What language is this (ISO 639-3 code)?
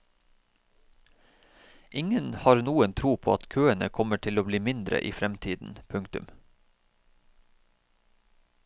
nor